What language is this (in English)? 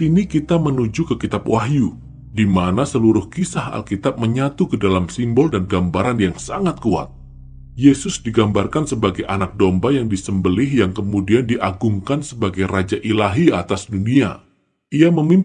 Indonesian